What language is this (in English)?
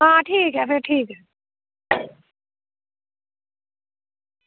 Dogri